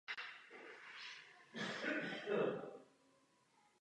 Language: Czech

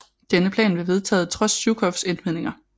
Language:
Danish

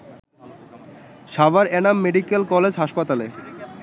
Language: Bangla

